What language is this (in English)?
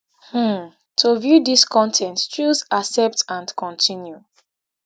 Nigerian Pidgin